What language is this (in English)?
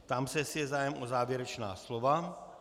Czech